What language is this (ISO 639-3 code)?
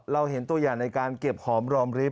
tha